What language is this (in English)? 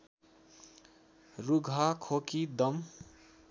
Nepali